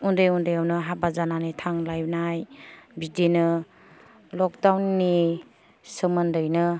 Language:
Bodo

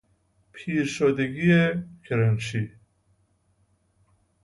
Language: Persian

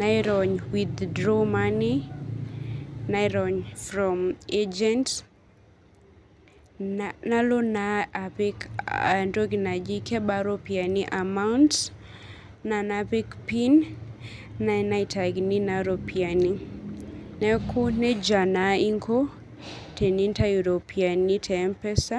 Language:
Masai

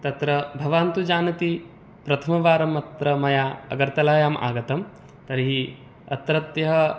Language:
Sanskrit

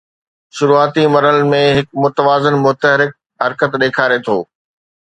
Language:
Sindhi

